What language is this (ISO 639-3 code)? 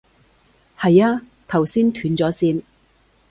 yue